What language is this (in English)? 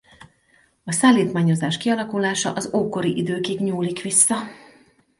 Hungarian